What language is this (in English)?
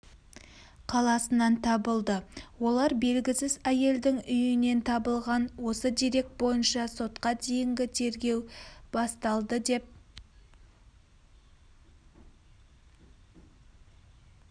Kazakh